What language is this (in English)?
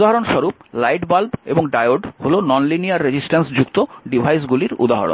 Bangla